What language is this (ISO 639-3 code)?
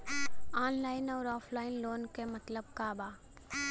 bho